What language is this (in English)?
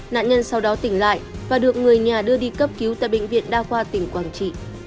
Vietnamese